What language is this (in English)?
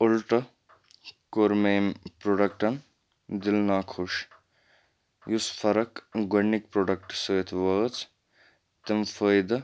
Kashmiri